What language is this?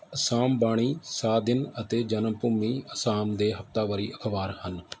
Punjabi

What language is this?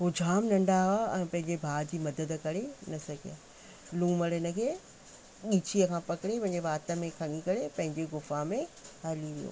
Sindhi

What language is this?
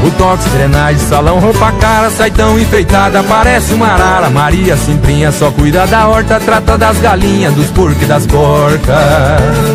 Portuguese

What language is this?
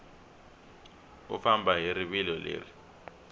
Tsonga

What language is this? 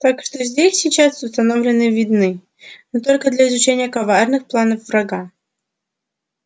Russian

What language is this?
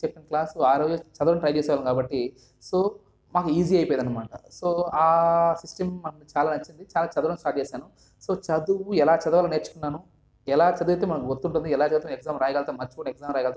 Telugu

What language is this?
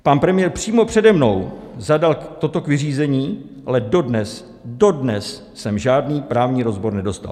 Czech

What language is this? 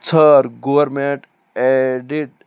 Kashmiri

